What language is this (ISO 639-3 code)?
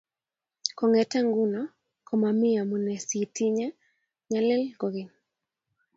kln